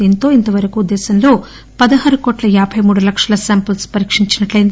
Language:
Telugu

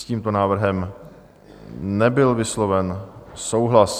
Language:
Czech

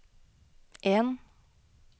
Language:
Norwegian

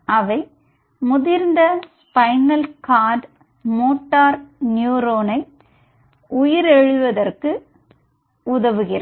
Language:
Tamil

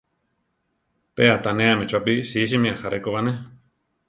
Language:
Central Tarahumara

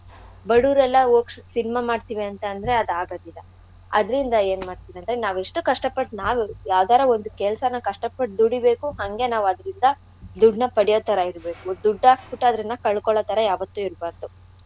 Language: Kannada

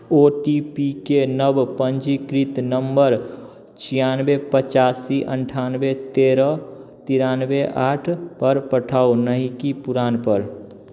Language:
Maithili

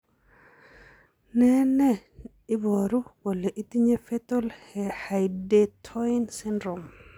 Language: Kalenjin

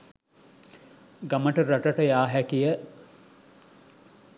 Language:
Sinhala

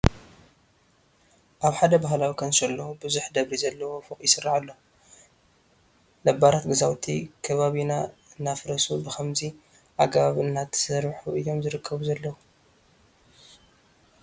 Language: Tigrinya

